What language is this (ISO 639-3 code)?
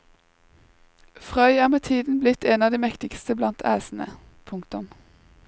nor